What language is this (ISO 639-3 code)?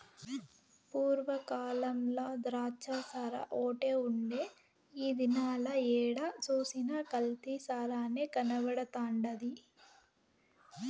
tel